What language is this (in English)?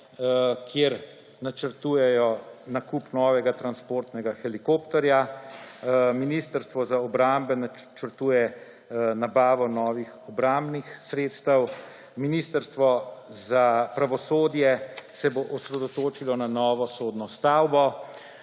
Slovenian